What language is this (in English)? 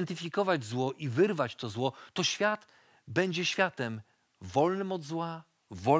Polish